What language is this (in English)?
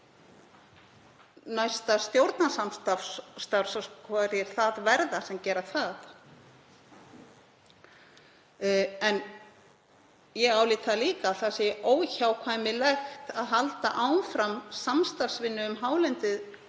Icelandic